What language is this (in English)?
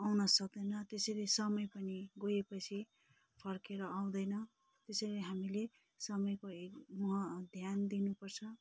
Nepali